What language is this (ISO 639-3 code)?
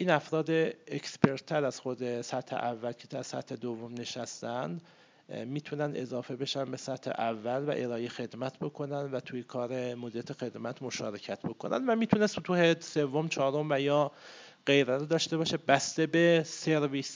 fas